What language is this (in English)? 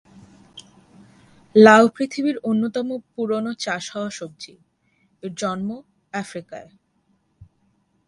Bangla